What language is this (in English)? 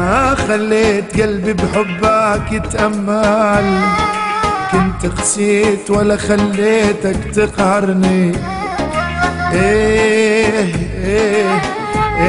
Arabic